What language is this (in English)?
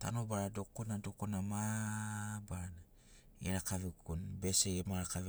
Sinaugoro